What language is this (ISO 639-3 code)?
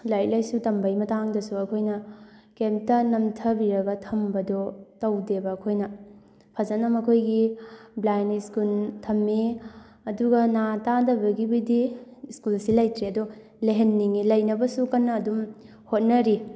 mni